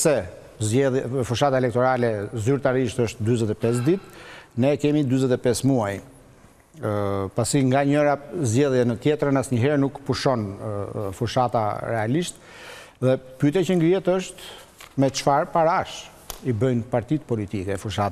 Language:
Romanian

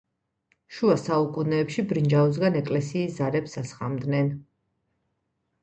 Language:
Georgian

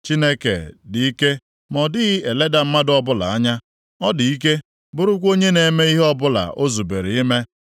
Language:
Igbo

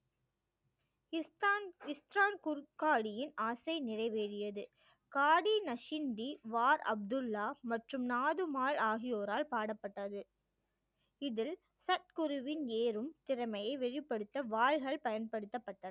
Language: Tamil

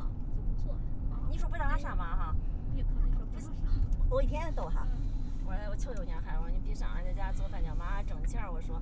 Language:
Chinese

